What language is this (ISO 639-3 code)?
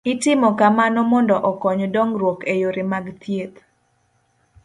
luo